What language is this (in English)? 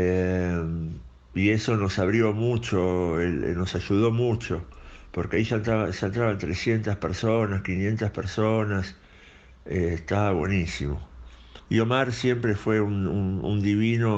Spanish